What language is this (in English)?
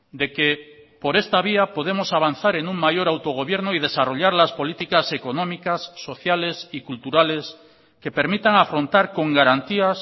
Spanish